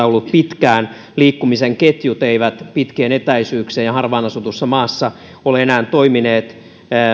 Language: Finnish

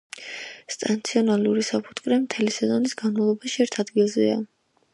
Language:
Georgian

